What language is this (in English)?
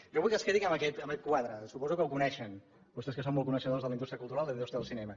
Catalan